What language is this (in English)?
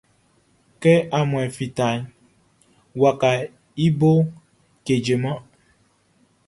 Baoulé